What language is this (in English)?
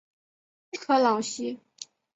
Chinese